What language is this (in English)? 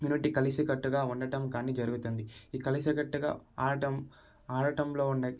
Telugu